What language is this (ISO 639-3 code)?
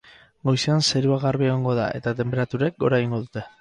eus